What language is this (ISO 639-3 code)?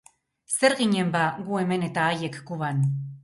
eus